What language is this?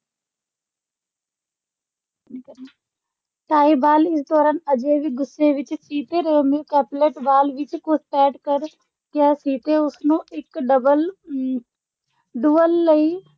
Punjabi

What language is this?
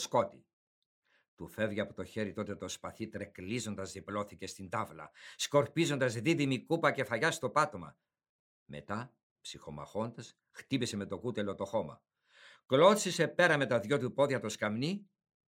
Greek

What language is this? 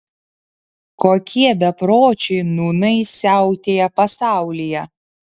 Lithuanian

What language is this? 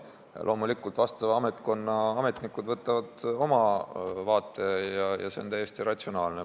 Estonian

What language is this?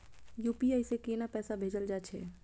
Maithili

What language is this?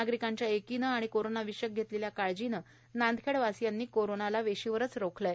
Marathi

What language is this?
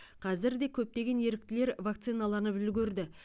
Kazakh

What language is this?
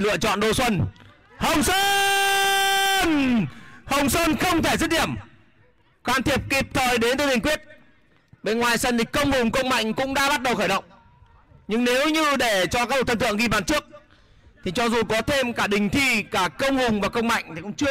Vietnamese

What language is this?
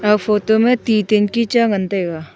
Wancho Naga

